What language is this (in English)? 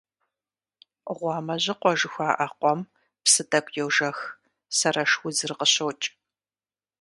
Kabardian